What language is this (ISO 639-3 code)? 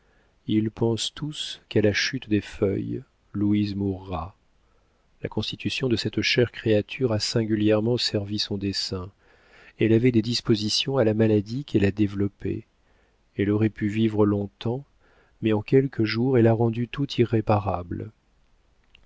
fra